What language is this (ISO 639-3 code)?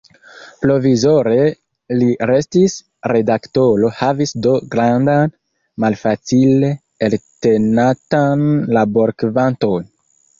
epo